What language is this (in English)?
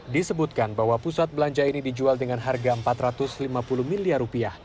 Indonesian